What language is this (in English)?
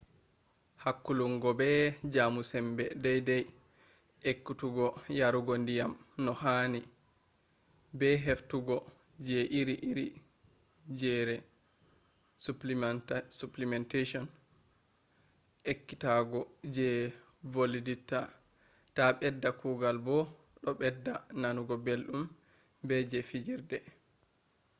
Fula